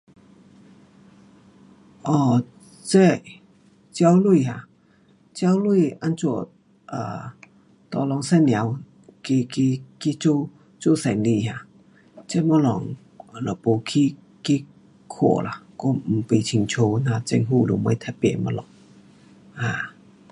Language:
Pu-Xian Chinese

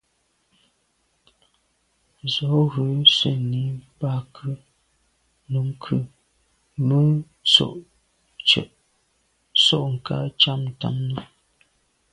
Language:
Medumba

